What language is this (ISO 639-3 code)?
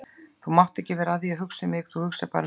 isl